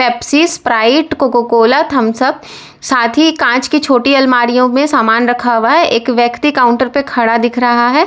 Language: Hindi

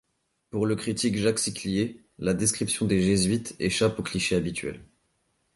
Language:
French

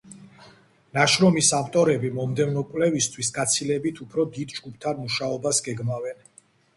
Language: Georgian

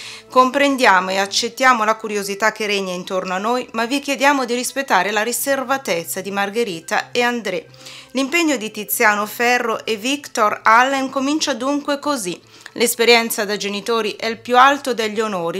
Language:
Italian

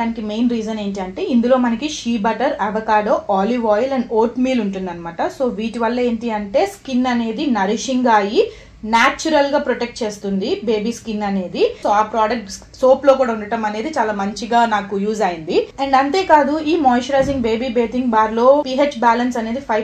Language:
Telugu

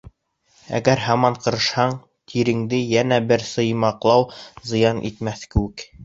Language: Bashkir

